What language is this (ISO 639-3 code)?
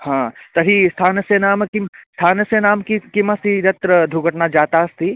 san